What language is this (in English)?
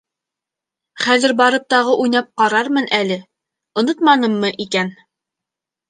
Bashkir